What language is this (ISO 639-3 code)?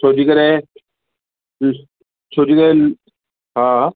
snd